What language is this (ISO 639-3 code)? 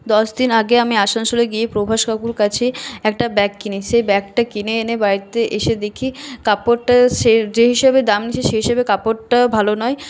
ben